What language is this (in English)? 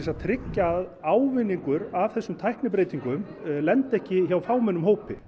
Icelandic